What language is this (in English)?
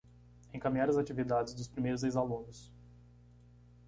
Portuguese